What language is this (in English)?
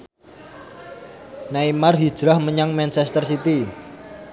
Javanese